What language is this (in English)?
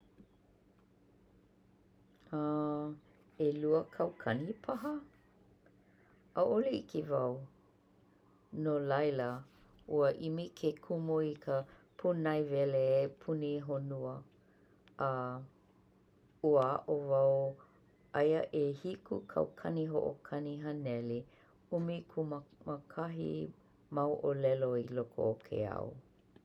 Hawaiian